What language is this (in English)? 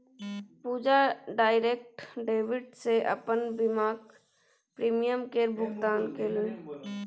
Maithili